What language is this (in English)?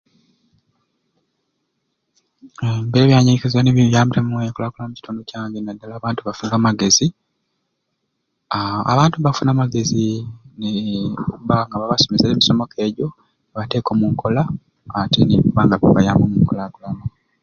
Ruuli